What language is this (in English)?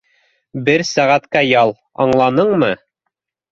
Bashkir